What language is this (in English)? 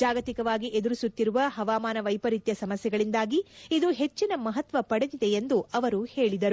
Kannada